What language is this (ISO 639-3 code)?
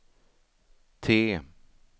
swe